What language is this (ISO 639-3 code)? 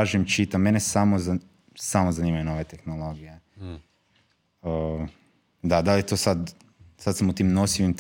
hrv